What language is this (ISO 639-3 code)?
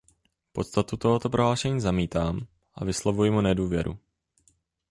ces